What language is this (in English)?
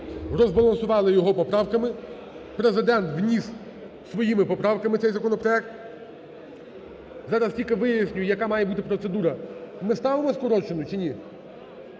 Ukrainian